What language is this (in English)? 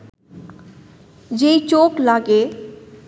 Bangla